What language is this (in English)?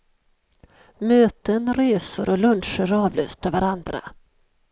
Swedish